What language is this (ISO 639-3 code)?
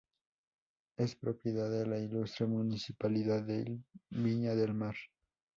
spa